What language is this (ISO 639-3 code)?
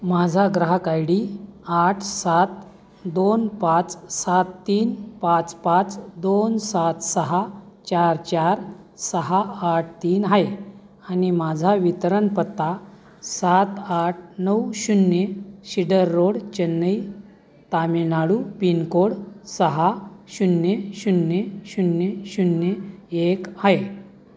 mar